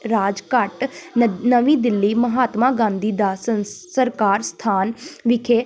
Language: Punjabi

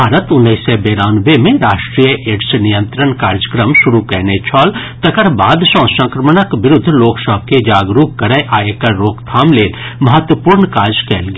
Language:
Maithili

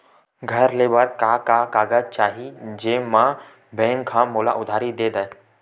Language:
Chhattisgarhi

